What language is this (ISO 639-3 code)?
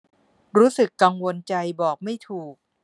tha